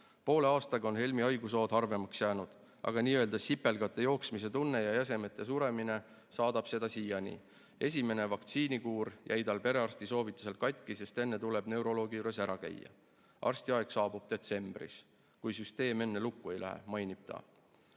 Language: Estonian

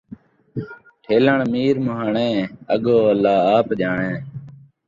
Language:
Saraiki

